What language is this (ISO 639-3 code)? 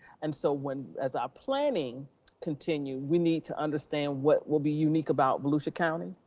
eng